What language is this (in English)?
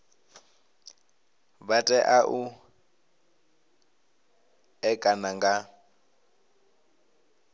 Venda